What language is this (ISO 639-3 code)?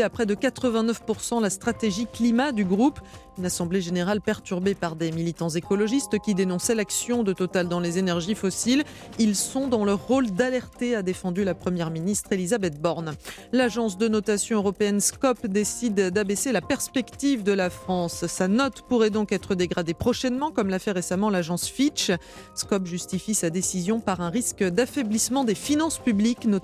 fra